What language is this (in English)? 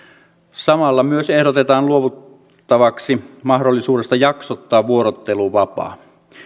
Finnish